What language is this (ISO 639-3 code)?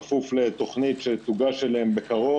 heb